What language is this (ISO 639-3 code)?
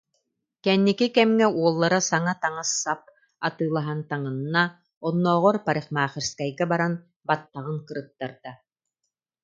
sah